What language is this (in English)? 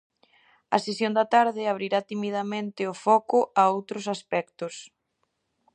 Galician